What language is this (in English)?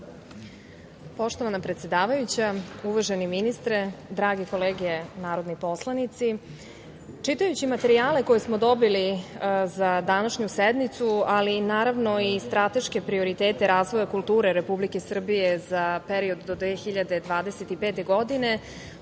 Serbian